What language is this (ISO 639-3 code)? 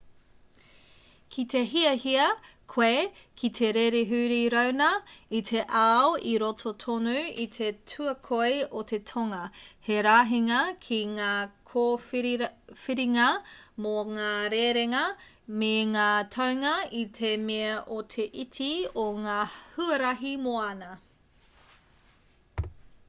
mri